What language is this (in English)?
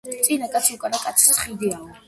Georgian